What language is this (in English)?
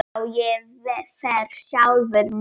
Icelandic